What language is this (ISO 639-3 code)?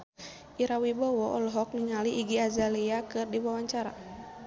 sun